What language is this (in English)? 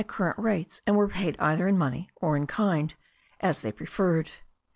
English